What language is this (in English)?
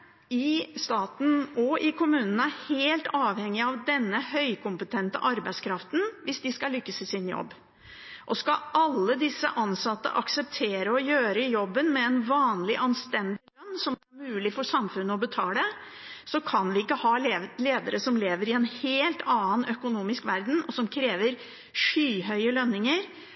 Norwegian Bokmål